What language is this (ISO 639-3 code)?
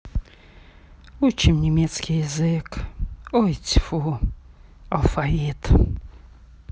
rus